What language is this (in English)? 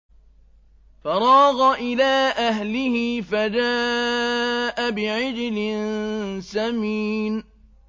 Arabic